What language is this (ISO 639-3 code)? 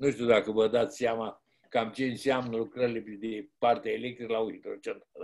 ron